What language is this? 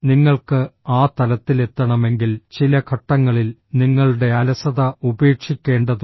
Malayalam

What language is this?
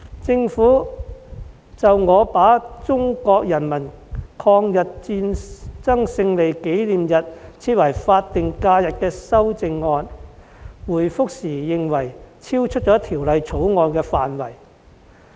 Cantonese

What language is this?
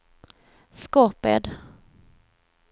Swedish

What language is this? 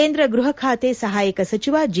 Kannada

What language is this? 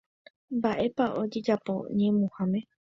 Guarani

